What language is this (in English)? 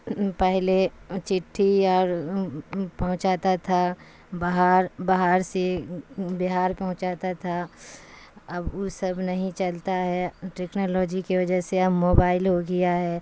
Urdu